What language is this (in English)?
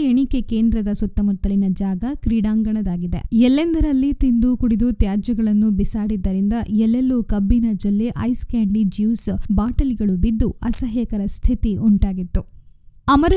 Kannada